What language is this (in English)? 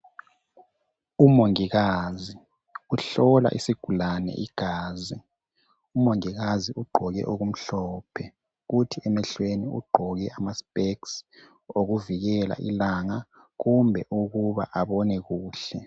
North Ndebele